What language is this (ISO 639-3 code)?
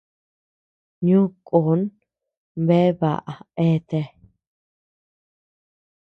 cux